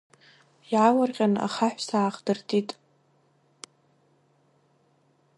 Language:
Abkhazian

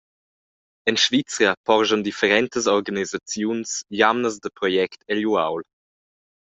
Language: Romansh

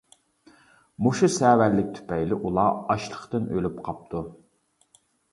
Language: Uyghur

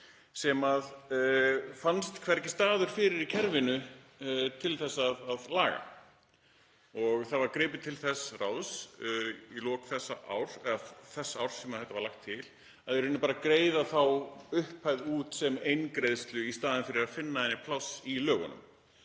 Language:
Icelandic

